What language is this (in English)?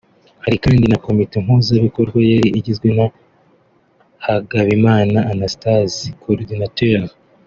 Kinyarwanda